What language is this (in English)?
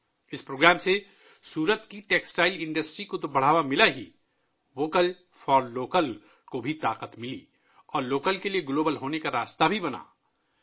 Urdu